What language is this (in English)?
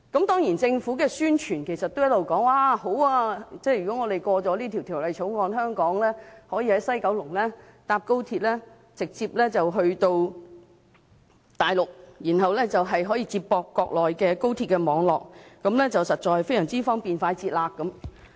Cantonese